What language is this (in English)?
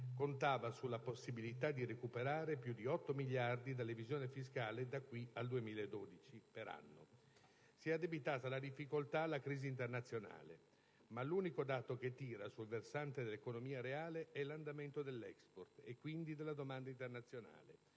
Italian